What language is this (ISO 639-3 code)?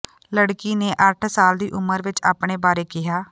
pan